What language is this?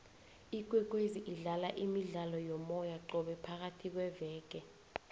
South Ndebele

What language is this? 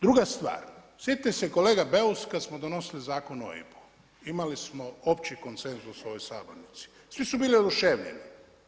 Croatian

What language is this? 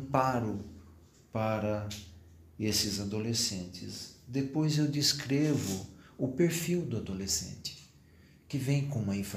Portuguese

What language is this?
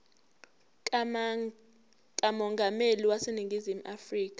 Zulu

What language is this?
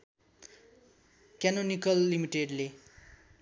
Nepali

